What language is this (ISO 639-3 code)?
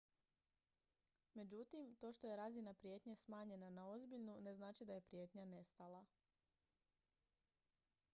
hrv